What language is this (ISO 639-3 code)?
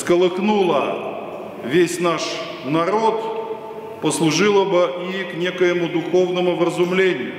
rus